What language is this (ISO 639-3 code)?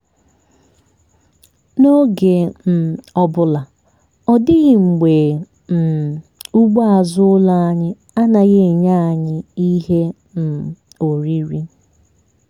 ibo